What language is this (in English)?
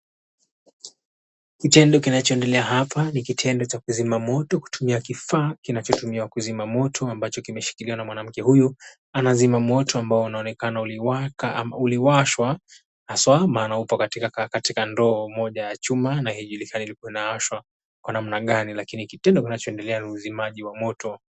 Swahili